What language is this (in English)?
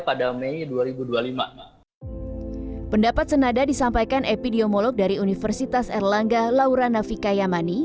Indonesian